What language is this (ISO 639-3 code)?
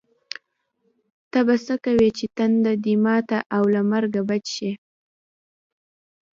pus